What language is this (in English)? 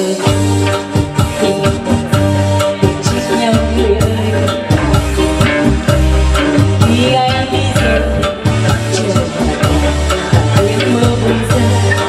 Thai